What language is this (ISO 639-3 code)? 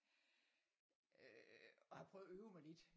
dan